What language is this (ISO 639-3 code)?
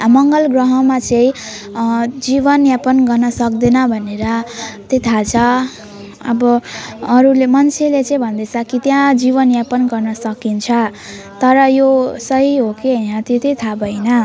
nep